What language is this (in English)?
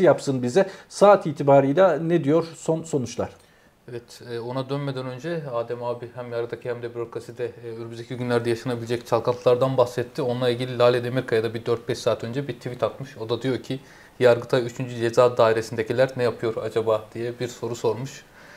Turkish